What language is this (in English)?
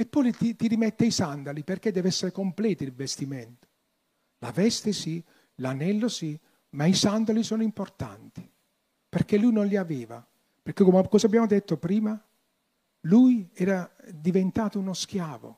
Italian